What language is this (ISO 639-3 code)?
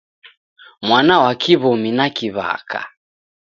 dav